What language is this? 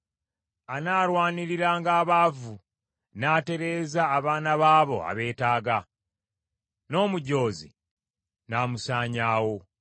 Ganda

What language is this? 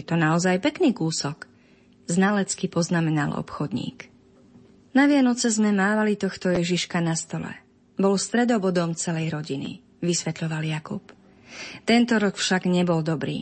Slovak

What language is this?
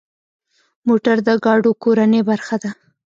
Pashto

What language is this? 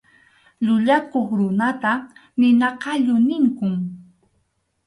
Arequipa-La Unión Quechua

